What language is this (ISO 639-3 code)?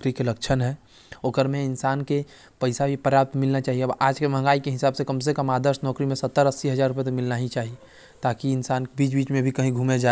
kfp